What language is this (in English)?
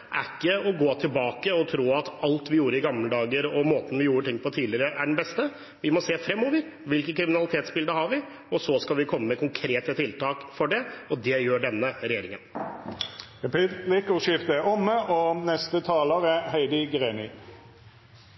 Norwegian